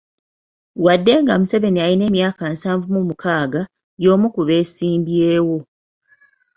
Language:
Ganda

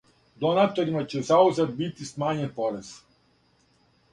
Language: Serbian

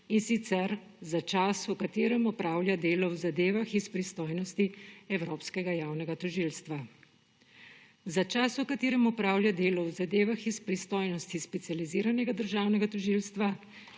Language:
Slovenian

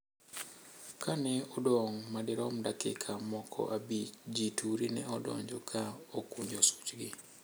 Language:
Luo (Kenya and Tanzania)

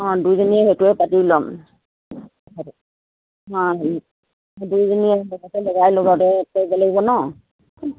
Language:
Assamese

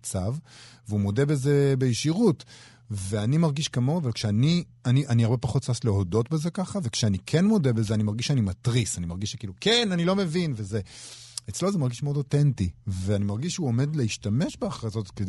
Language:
Hebrew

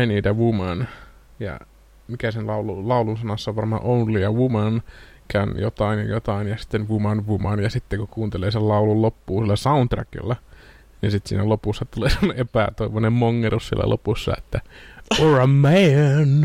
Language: Finnish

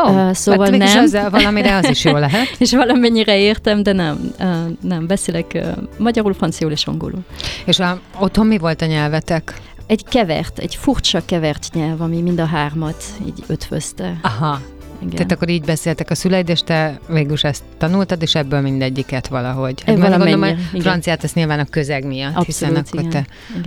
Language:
Hungarian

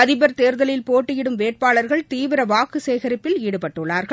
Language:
Tamil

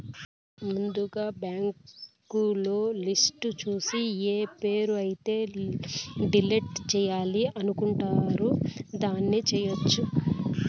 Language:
Telugu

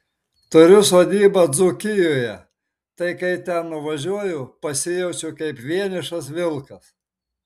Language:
Lithuanian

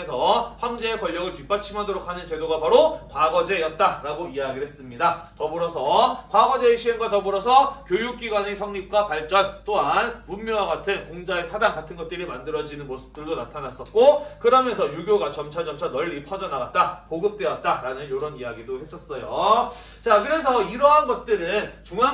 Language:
Korean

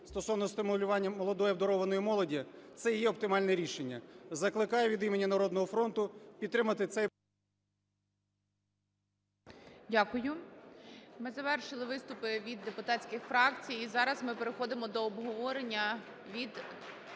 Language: Ukrainian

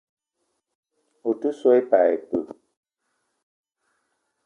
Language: Eton (Cameroon)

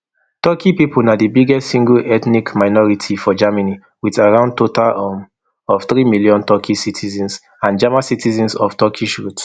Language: Nigerian Pidgin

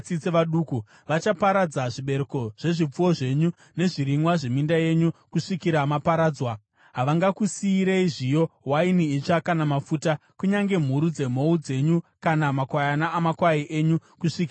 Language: Shona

